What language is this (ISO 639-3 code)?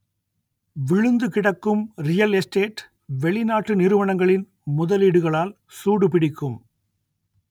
tam